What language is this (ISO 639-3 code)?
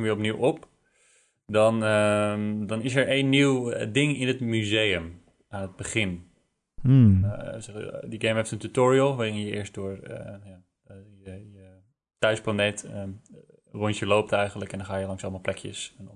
nld